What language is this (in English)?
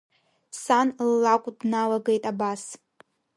Abkhazian